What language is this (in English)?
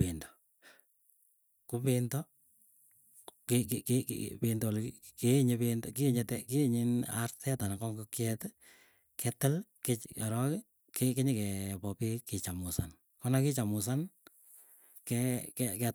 Keiyo